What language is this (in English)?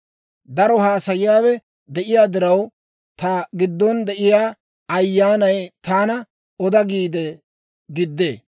Dawro